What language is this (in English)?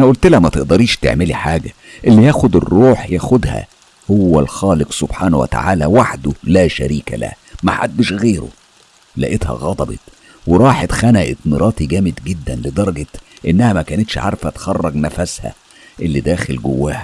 Arabic